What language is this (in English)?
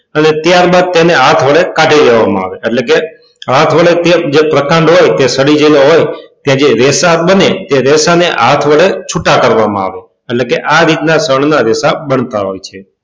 Gujarati